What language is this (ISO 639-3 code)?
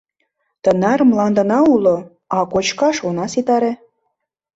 chm